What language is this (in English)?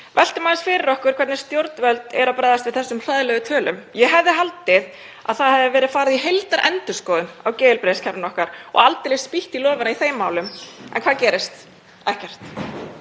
Icelandic